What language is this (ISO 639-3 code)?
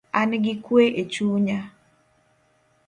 luo